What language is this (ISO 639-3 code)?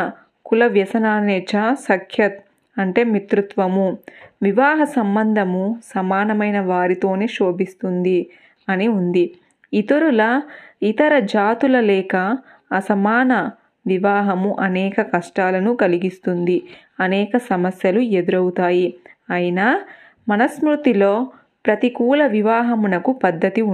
tel